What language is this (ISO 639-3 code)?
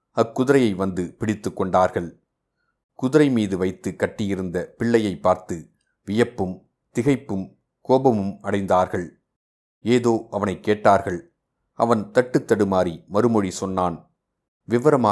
tam